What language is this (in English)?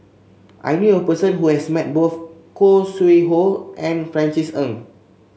English